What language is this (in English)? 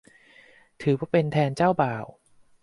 Thai